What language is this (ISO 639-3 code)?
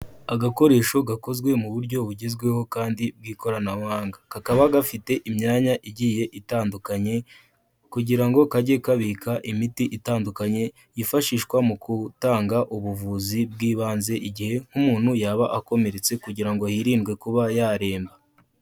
kin